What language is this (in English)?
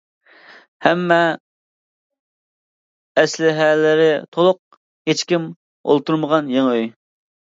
Uyghur